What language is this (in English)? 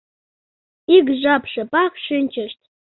Mari